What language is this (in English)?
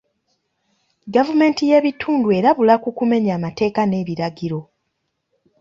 Ganda